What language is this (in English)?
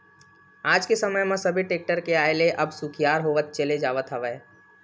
Chhattisgarhi